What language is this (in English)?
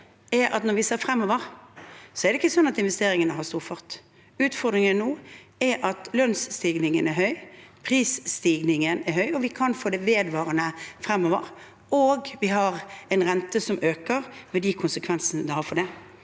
Norwegian